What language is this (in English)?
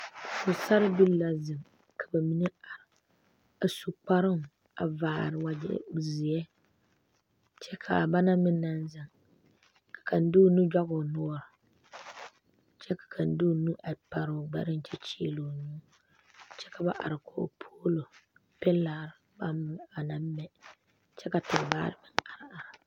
Southern Dagaare